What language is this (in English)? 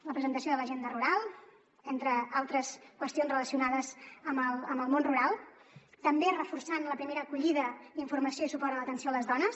Catalan